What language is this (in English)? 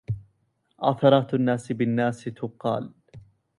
Arabic